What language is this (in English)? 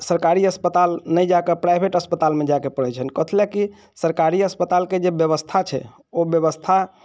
Maithili